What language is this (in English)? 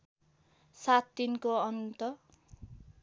Nepali